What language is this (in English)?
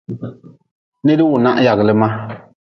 Nawdm